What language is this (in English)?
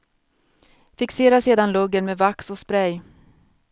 Swedish